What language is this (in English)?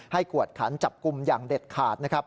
Thai